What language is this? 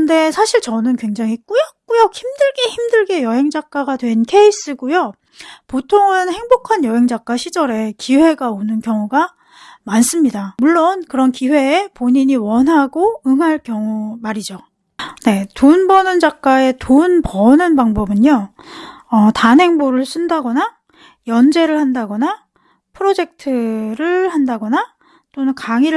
Korean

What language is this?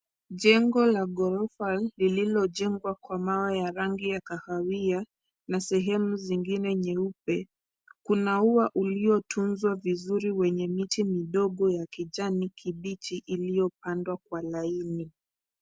Swahili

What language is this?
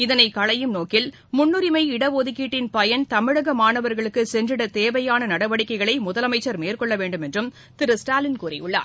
Tamil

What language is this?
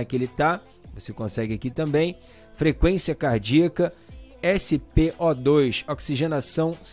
Portuguese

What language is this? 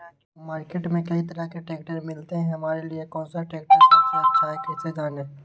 Magahi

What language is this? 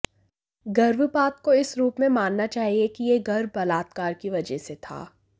Hindi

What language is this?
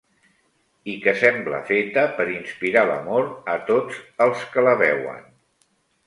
Catalan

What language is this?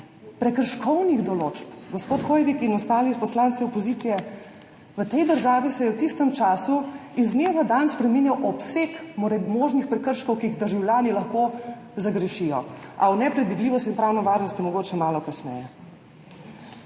Slovenian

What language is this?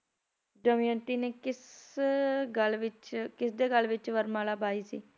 Punjabi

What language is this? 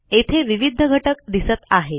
Marathi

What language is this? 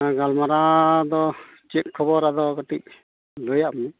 Santali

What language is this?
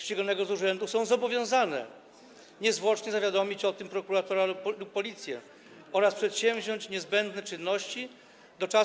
Polish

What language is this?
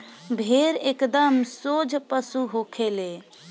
Bhojpuri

